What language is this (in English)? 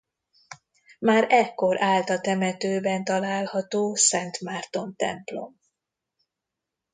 Hungarian